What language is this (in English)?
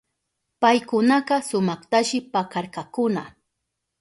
Southern Pastaza Quechua